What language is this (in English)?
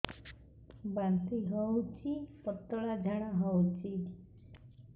Odia